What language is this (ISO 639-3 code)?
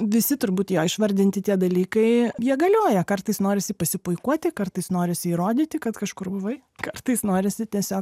lit